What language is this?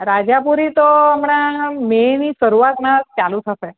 Gujarati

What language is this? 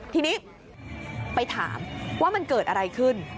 Thai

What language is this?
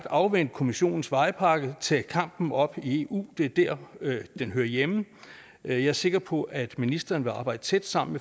Danish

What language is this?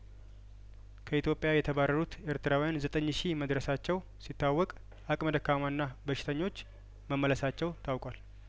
Amharic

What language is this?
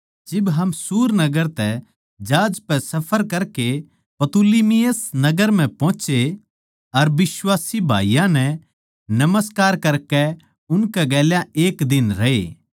Haryanvi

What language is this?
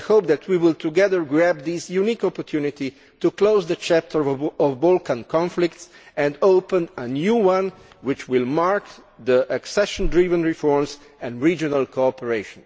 English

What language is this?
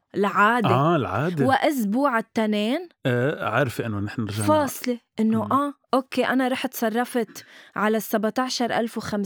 Arabic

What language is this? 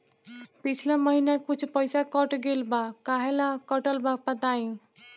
Bhojpuri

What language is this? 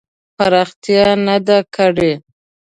Pashto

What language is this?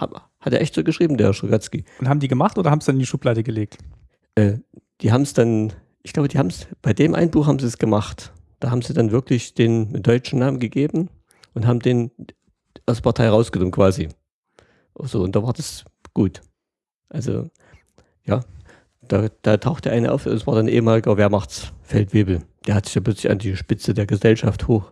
German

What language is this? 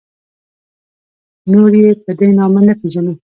Pashto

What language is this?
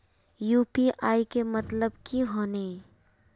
Magahi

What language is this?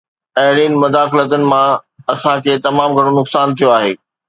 Sindhi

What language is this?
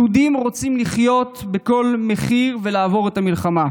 Hebrew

